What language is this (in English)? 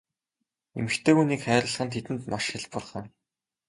Mongolian